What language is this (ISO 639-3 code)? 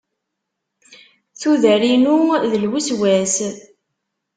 kab